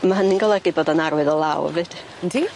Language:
Welsh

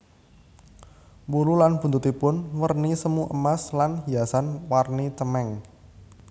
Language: Javanese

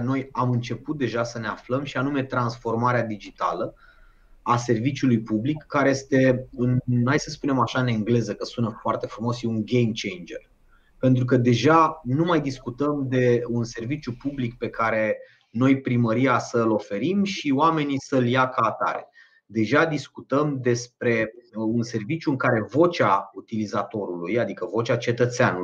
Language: Romanian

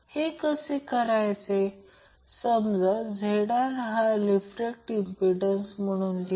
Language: Marathi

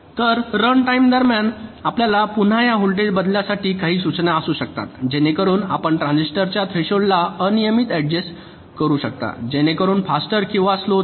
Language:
Marathi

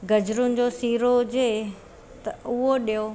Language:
Sindhi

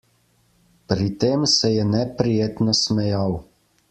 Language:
Slovenian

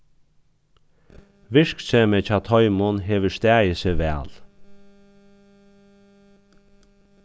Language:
Faroese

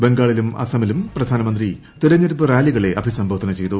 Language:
Malayalam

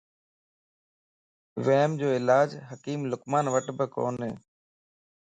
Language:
Lasi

